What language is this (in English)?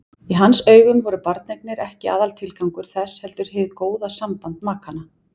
Icelandic